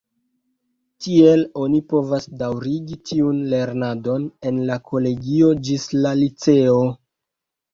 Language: Esperanto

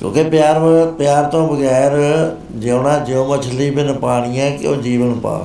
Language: Punjabi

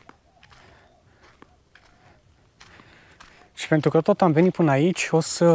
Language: Romanian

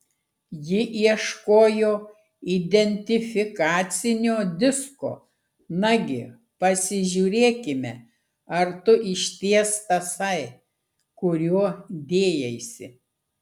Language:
Lithuanian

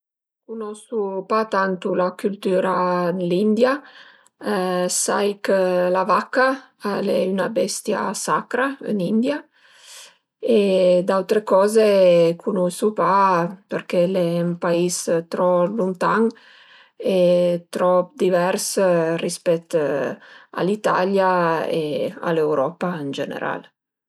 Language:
Piedmontese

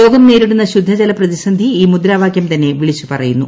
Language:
Malayalam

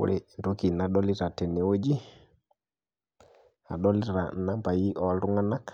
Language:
Masai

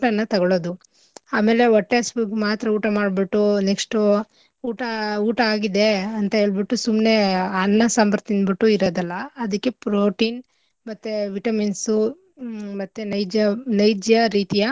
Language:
Kannada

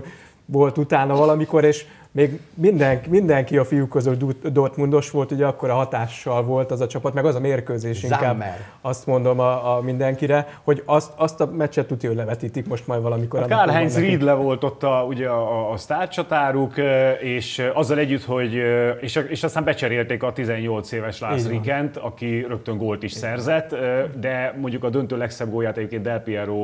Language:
Hungarian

